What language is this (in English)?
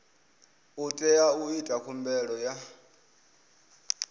Venda